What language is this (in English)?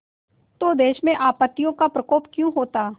Hindi